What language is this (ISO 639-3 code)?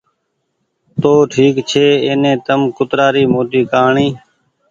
gig